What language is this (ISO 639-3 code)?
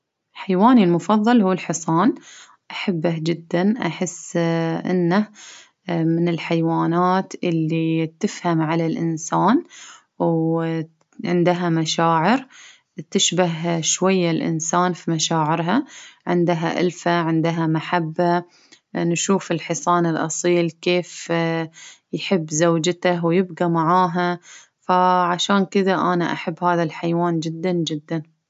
abv